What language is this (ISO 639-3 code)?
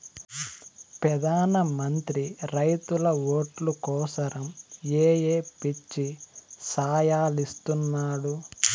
tel